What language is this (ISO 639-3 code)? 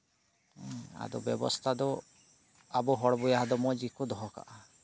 sat